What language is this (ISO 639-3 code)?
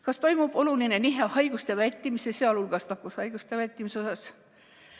est